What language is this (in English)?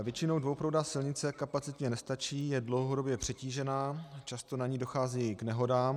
Czech